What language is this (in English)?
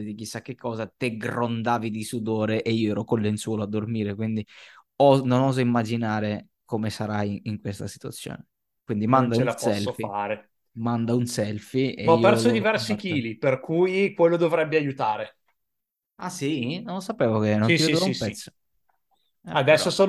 Italian